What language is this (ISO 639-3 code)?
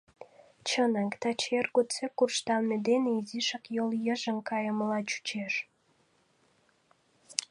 chm